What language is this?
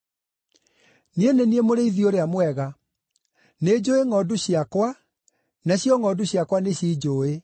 Kikuyu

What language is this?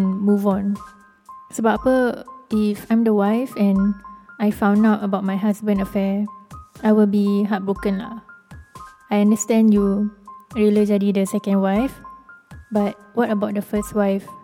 Malay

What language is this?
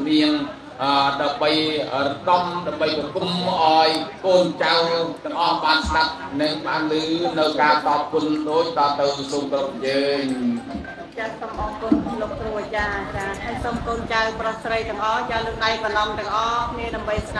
Thai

